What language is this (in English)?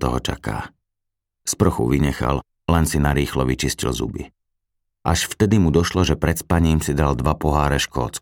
Slovak